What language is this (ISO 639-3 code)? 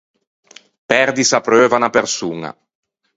lij